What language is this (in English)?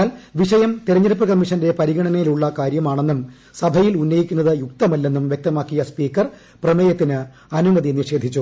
Malayalam